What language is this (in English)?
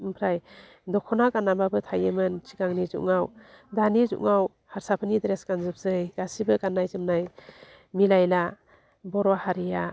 Bodo